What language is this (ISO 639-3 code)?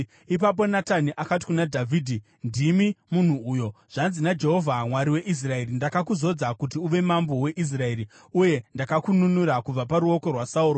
sna